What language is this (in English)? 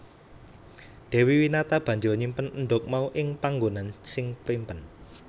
Javanese